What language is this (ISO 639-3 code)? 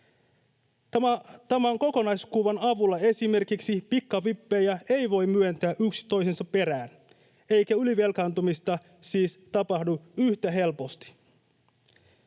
fin